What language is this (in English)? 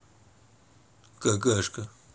Russian